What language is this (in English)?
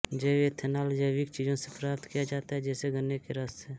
Hindi